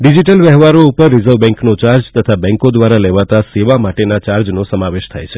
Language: Gujarati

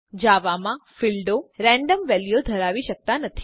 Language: Gujarati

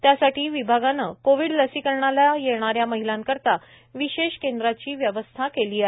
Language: Marathi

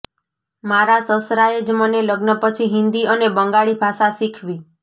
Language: Gujarati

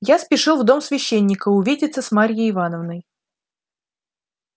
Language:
Russian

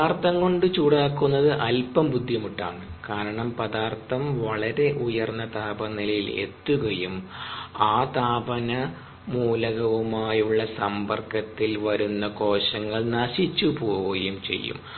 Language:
Malayalam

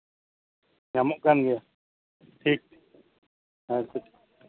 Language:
Santali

